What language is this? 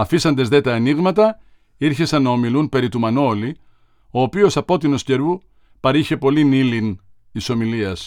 Greek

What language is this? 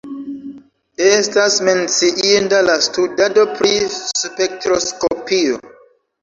Esperanto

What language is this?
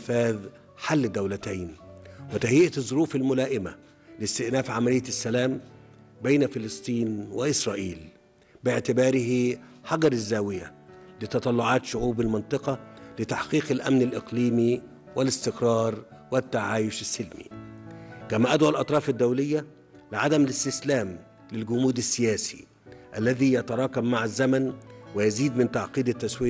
Arabic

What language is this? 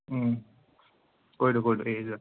Assamese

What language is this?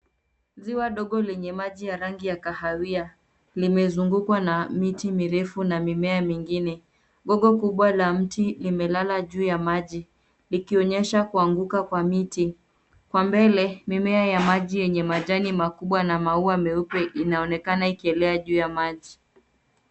Swahili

